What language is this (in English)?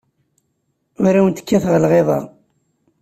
Kabyle